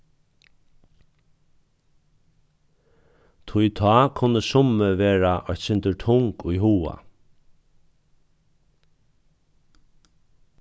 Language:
Faroese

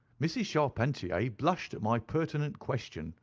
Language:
English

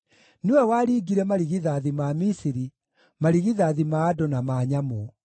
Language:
Kikuyu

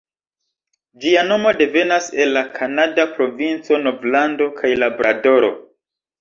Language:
Esperanto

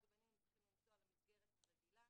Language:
Hebrew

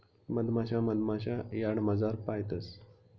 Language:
Marathi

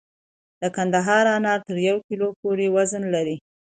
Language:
Pashto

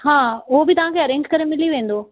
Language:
Sindhi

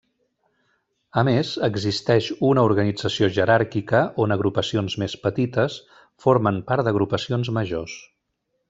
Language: Catalan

